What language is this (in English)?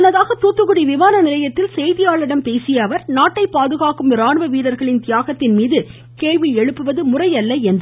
Tamil